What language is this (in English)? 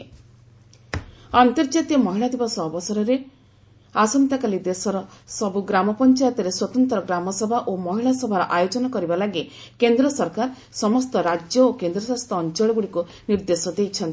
Odia